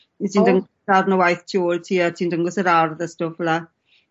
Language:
Welsh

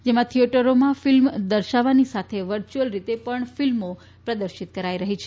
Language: Gujarati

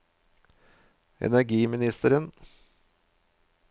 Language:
Norwegian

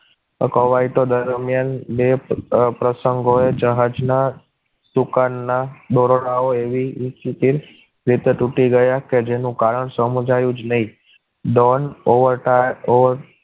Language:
Gujarati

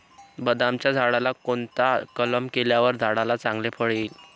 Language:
Marathi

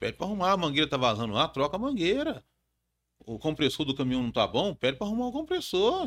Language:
Portuguese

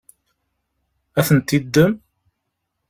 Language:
Kabyle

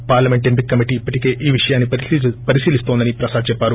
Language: Telugu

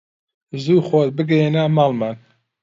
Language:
Central Kurdish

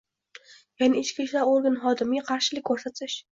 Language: Uzbek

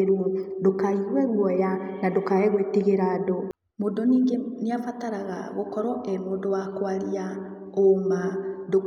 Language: Kikuyu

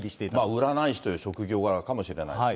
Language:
Japanese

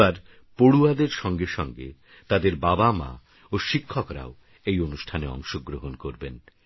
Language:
Bangla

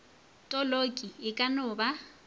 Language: Northern Sotho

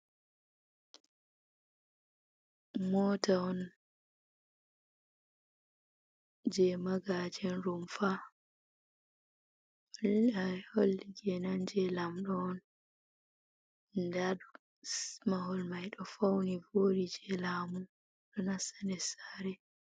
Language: Fula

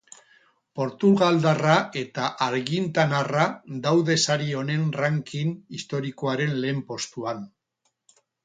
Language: Basque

